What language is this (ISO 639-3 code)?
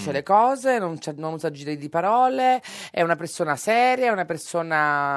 ita